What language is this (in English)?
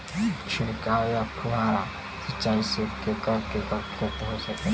Bhojpuri